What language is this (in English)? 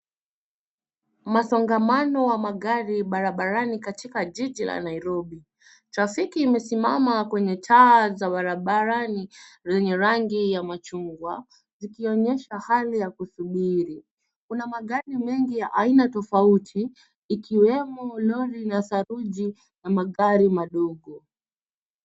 Swahili